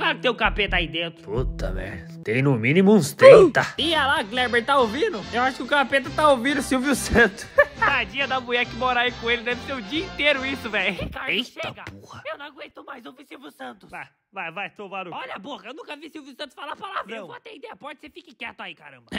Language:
Portuguese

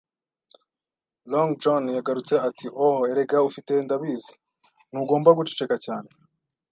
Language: Kinyarwanda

